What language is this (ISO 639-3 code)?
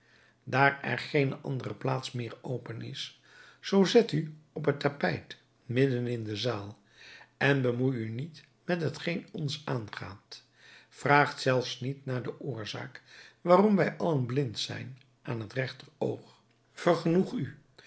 nld